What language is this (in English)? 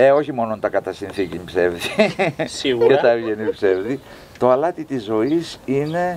Greek